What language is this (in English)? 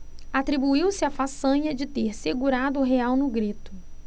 Portuguese